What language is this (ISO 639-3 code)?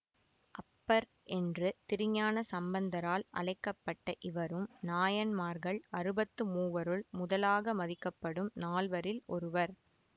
tam